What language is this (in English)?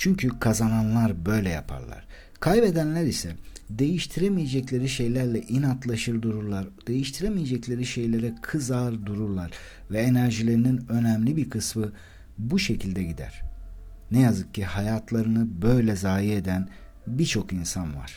Turkish